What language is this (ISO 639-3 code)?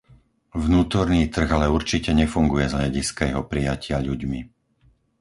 slk